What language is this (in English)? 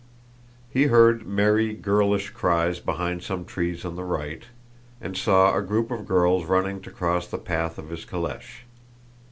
English